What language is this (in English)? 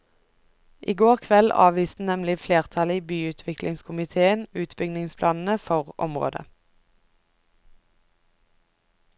Norwegian